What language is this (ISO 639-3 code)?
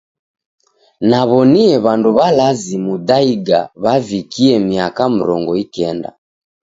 dav